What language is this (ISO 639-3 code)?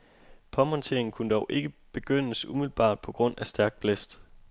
dan